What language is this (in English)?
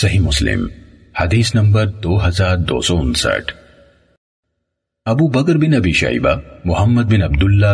Urdu